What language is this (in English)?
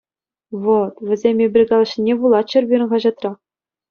Chuvash